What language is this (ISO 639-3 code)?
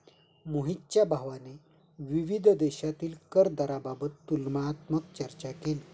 mar